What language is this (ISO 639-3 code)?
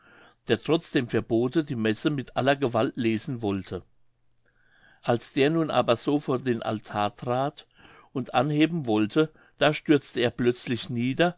deu